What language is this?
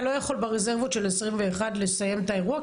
Hebrew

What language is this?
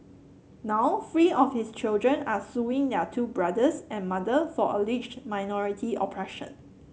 English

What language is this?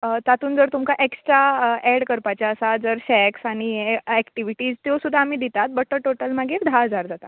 Konkani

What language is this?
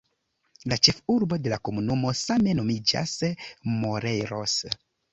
Esperanto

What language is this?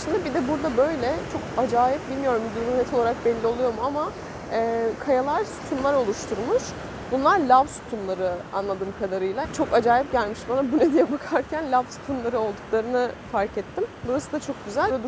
Turkish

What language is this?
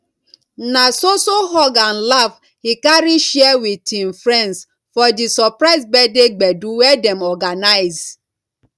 Nigerian Pidgin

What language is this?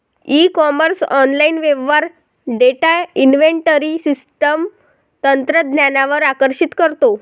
Marathi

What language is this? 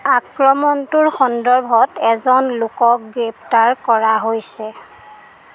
Assamese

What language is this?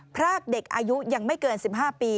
Thai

